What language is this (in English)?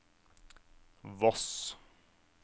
Norwegian